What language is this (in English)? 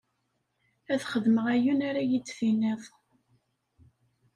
Kabyle